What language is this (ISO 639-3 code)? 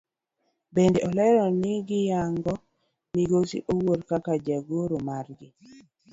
luo